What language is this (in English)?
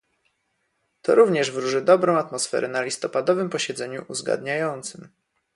Polish